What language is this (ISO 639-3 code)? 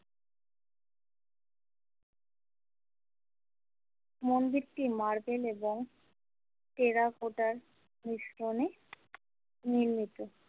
ben